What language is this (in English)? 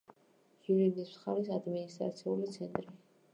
Georgian